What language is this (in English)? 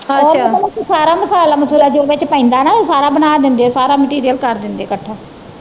Punjabi